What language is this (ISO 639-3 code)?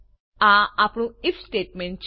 guj